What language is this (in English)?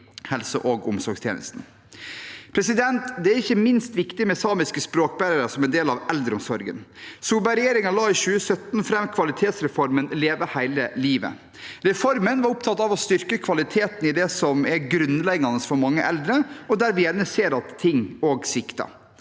Norwegian